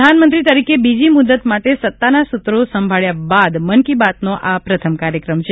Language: Gujarati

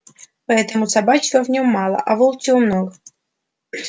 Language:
Russian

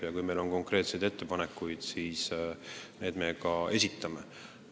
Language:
Estonian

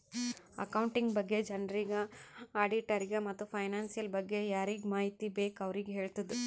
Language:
Kannada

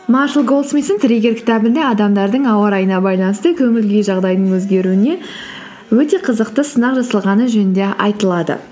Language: Kazakh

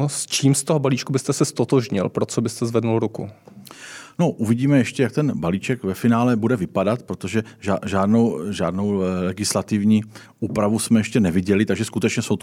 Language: Czech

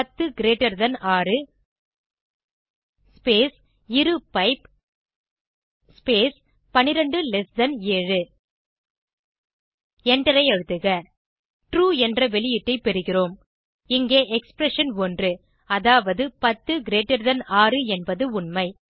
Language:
Tamil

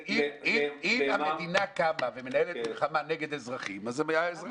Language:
Hebrew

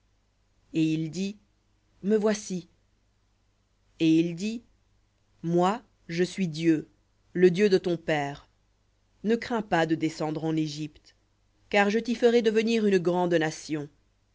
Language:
French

